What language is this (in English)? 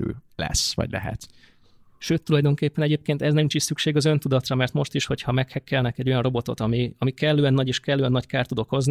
Hungarian